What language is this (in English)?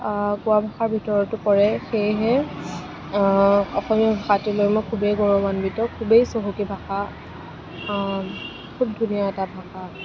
Assamese